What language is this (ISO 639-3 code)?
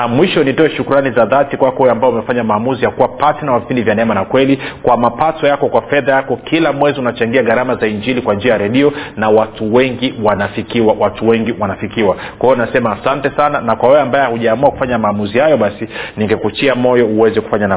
swa